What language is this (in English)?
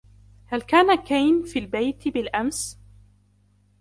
Arabic